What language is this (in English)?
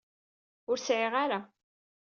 Kabyle